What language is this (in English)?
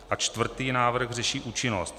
Czech